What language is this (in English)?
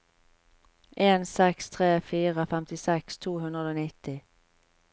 Norwegian